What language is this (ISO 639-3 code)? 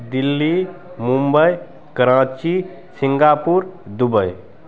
mai